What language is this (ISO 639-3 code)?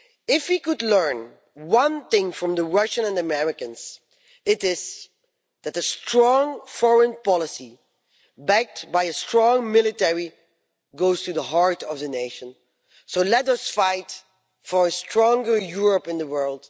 eng